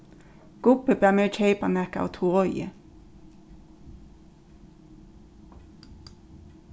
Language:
Faroese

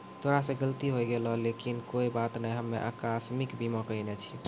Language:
Maithili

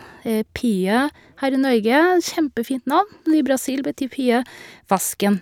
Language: Norwegian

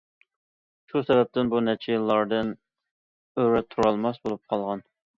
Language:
Uyghur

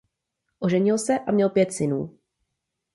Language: Czech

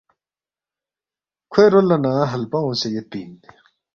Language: Balti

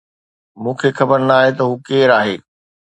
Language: Sindhi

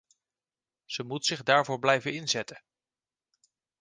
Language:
Dutch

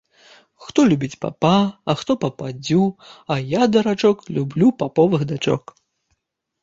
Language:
Belarusian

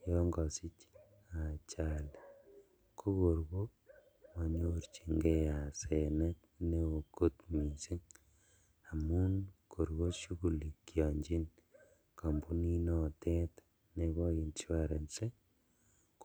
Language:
Kalenjin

